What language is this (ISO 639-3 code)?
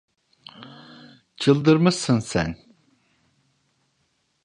tur